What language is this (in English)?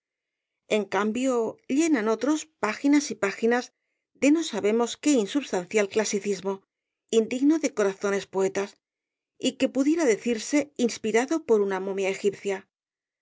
Spanish